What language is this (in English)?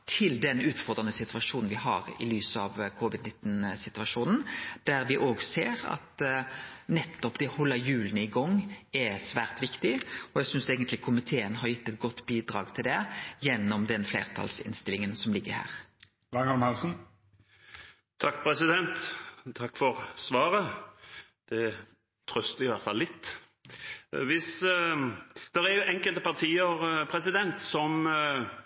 Norwegian